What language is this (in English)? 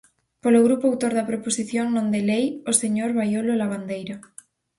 Galician